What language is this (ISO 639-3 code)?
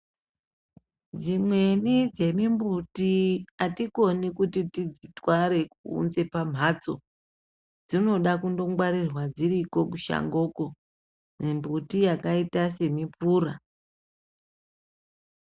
ndc